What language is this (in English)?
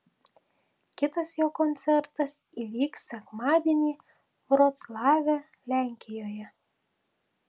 Lithuanian